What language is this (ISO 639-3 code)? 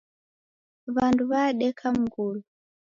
dav